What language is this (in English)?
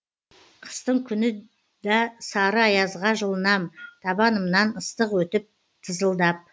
Kazakh